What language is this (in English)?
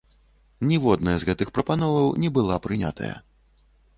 Belarusian